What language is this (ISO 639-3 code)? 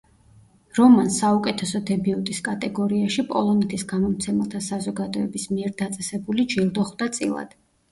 kat